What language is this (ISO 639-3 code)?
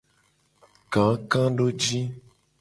gej